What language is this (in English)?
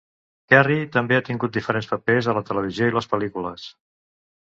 Catalan